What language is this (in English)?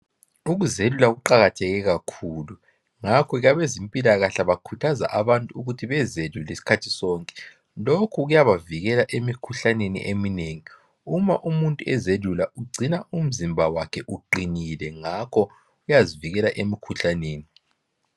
North Ndebele